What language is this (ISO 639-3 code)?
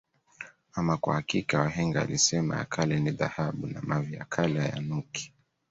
swa